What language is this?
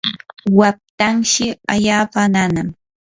Yanahuanca Pasco Quechua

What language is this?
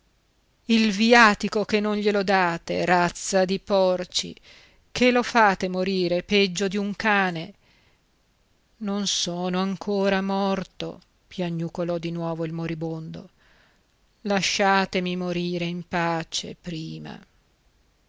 Italian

